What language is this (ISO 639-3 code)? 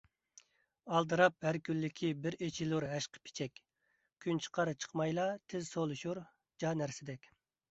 uig